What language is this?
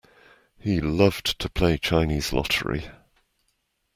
English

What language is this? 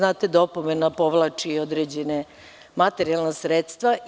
Serbian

